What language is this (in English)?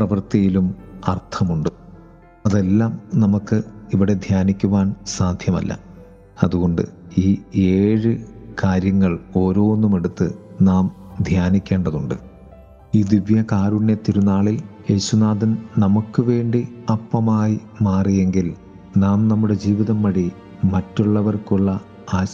Malayalam